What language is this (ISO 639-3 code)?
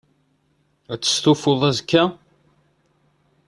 kab